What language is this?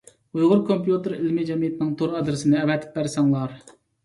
Uyghur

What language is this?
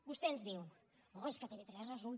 Catalan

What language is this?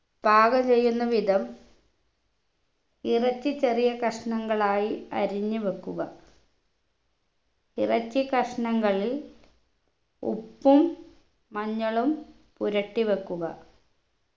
Malayalam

